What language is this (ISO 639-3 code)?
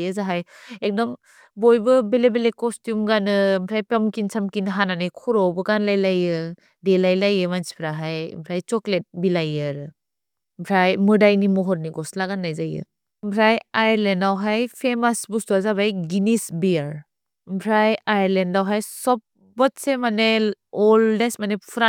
brx